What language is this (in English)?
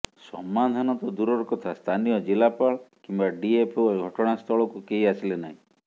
Odia